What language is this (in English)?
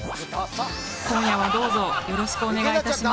Japanese